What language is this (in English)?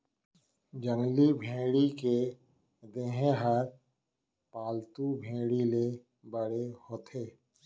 Chhattisgarhi